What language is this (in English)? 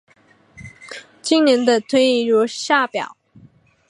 Chinese